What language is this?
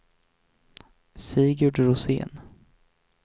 Swedish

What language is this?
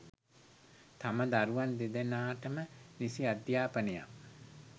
Sinhala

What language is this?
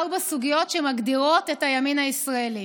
Hebrew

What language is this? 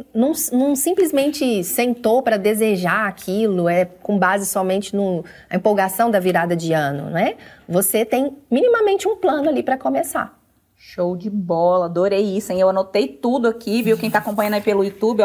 Portuguese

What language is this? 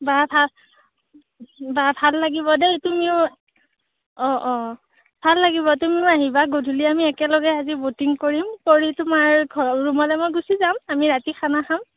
Assamese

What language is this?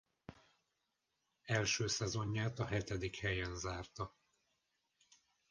Hungarian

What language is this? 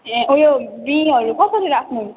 Nepali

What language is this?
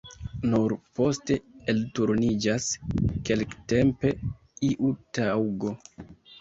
Esperanto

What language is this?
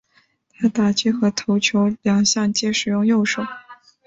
Chinese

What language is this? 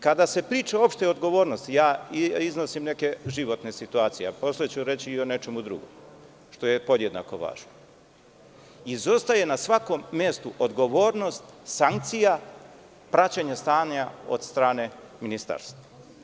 Serbian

